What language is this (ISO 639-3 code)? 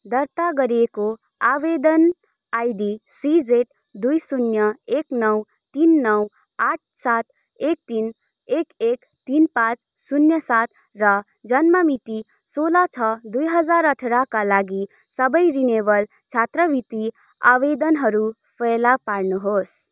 nep